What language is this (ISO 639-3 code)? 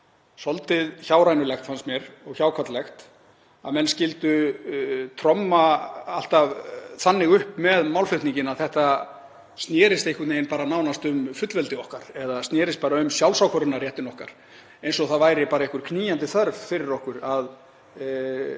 isl